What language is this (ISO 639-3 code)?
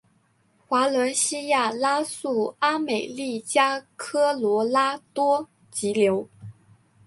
zho